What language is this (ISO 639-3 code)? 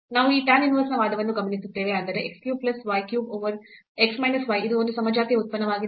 kan